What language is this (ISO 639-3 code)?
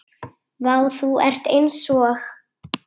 isl